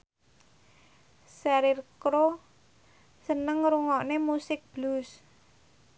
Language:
Javanese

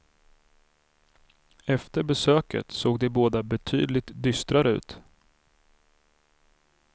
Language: Swedish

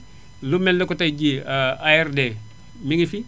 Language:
Wolof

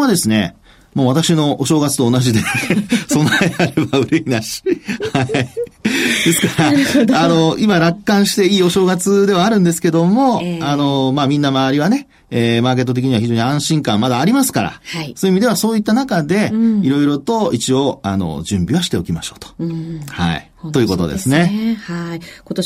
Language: Japanese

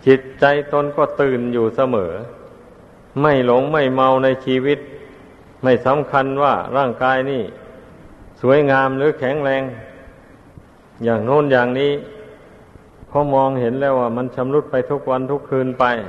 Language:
Thai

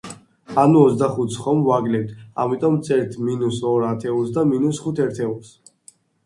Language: Georgian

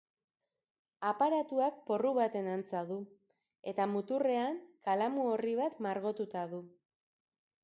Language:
Basque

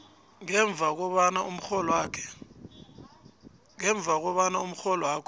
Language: South Ndebele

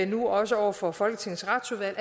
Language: Danish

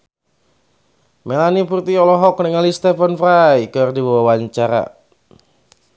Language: Sundanese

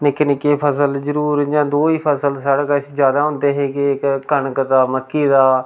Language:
Dogri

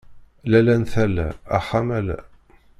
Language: Kabyle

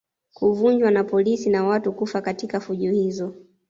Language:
Swahili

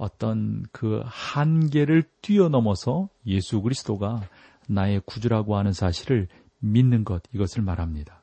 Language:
Korean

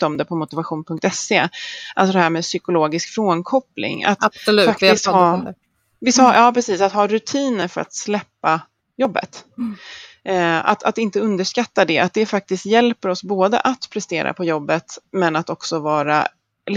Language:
Swedish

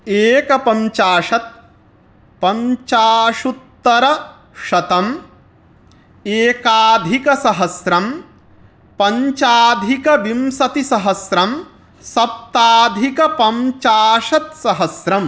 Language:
Sanskrit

